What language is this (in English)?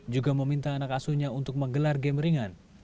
Indonesian